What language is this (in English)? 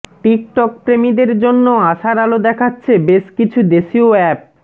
Bangla